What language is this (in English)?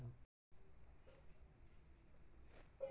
Magahi